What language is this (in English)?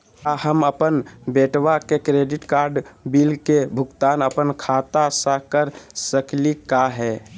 Magahi